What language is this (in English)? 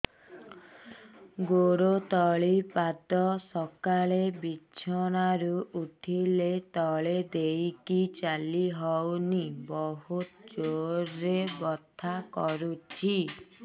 Odia